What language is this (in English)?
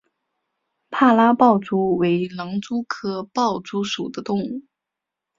Chinese